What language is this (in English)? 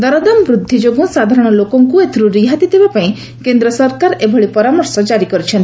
Odia